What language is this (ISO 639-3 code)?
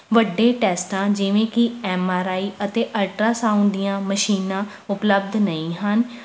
pan